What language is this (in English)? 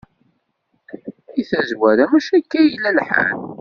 Kabyle